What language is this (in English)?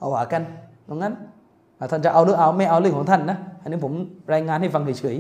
Thai